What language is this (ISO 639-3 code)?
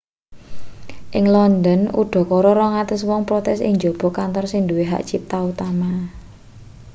jav